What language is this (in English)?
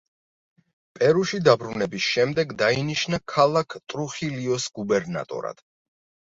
Georgian